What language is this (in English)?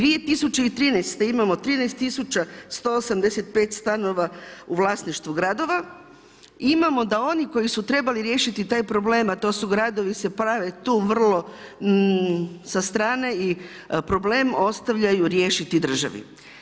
Croatian